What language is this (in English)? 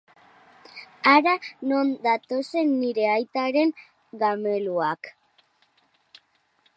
Basque